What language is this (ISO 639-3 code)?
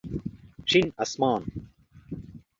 pus